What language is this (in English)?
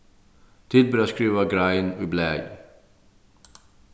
Faroese